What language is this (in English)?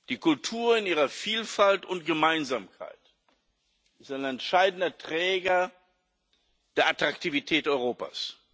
German